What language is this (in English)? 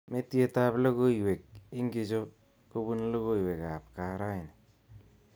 Kalenjin